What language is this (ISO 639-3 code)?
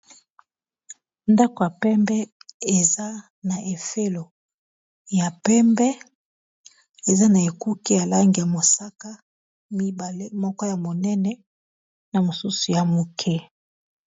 lin